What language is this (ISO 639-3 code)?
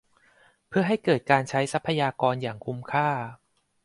tha